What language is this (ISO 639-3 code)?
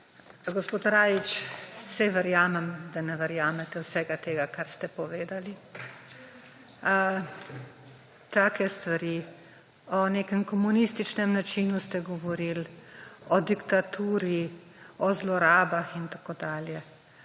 slv